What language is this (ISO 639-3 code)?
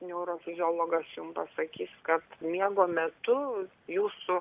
lit